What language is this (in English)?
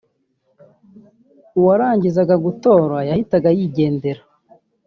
Kinyarwanda